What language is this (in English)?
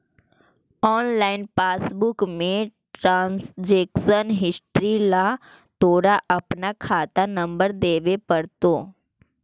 Magahi